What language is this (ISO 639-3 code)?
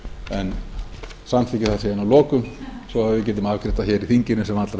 isl